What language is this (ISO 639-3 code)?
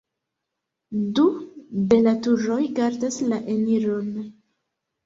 epo